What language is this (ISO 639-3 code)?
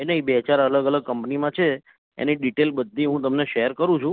guj